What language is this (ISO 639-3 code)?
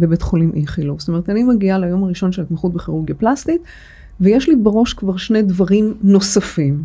heb